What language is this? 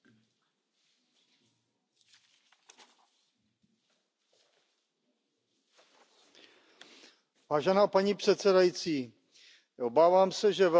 Czech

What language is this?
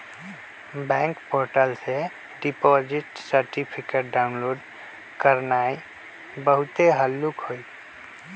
Magahi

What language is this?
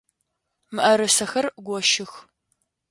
Adyghe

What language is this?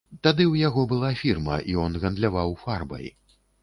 Belarusian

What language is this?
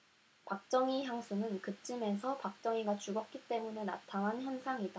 Korean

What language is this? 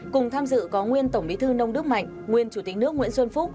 Vietnamese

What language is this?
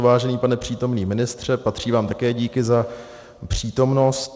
Czech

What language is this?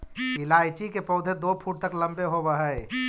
Magahi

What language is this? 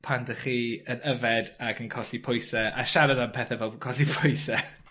Welsh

